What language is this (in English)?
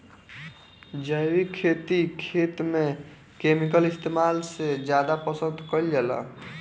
Bhojpuri